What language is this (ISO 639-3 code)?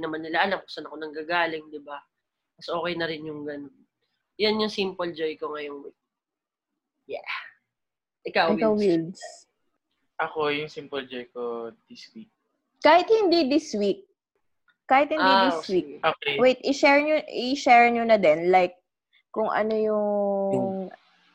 fil